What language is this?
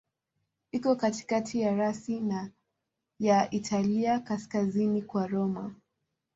Swahili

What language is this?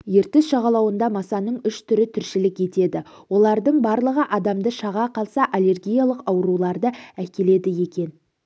Kazakh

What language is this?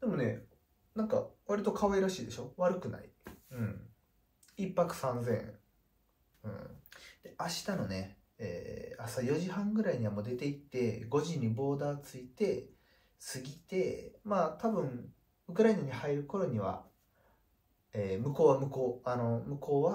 Japanese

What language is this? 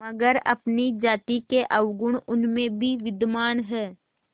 Hindi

